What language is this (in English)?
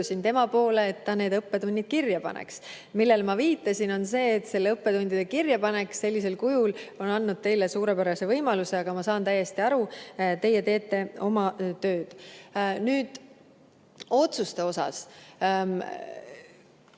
Estonian